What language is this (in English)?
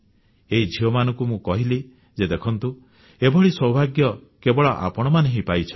Odia